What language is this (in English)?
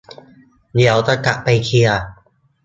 Thai